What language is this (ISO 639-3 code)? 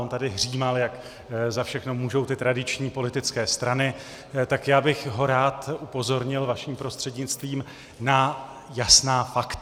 ces